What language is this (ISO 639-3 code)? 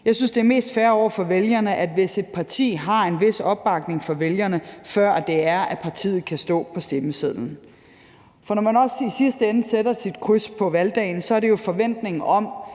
dan